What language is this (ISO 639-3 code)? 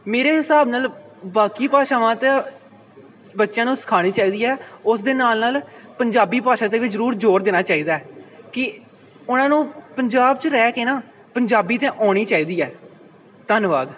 pan